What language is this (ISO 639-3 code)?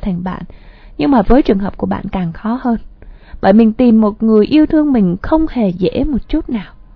vie